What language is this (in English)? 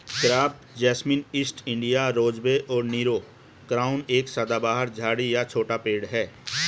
Hindi